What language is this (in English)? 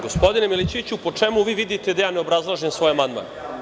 Serbian